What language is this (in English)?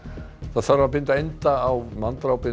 Icelandic